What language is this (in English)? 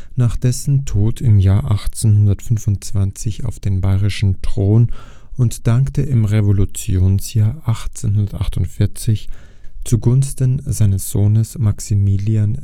German